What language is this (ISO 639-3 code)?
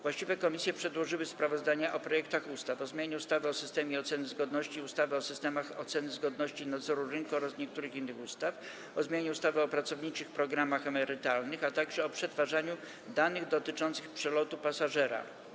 pol